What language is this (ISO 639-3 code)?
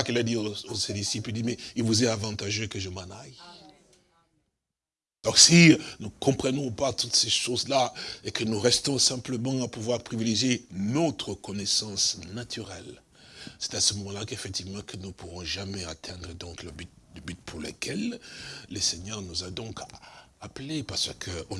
fra